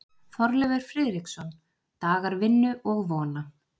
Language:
Icelandic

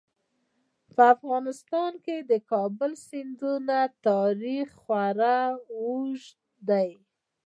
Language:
Pashto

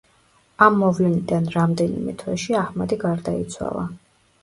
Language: Georgian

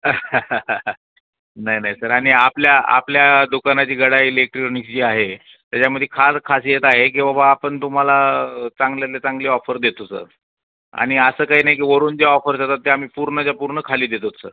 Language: Marathi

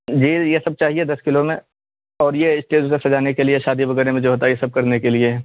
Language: Urdu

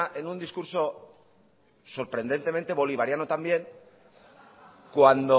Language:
Spanish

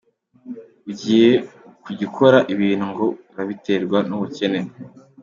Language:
Kinyarwanda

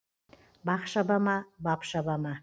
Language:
Kazakh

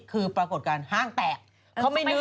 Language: Thai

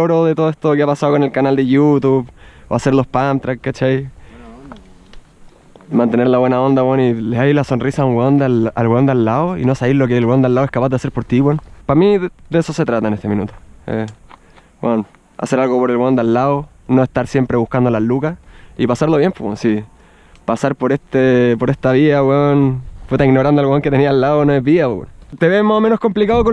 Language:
Spanish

